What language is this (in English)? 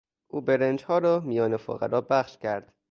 Persian